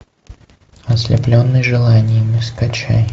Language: Russian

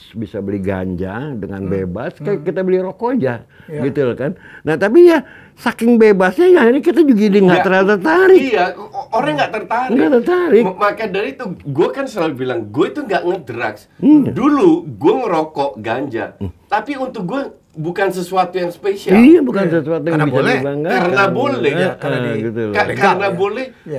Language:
Indonesian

